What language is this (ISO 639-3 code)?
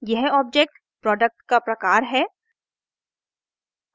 hin